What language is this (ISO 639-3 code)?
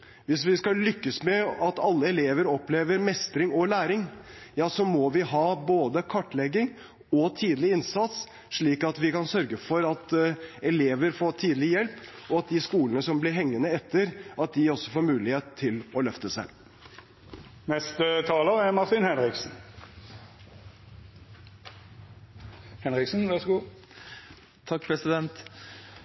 nob